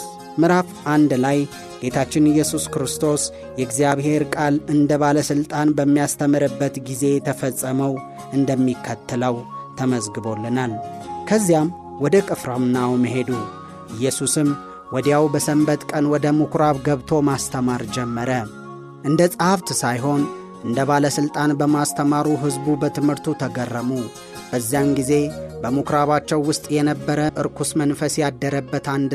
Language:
Amharic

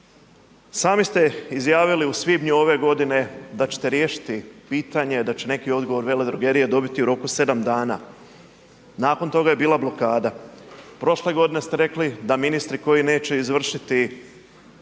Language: Croatian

